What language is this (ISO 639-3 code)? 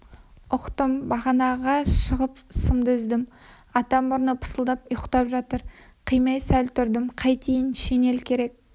kaz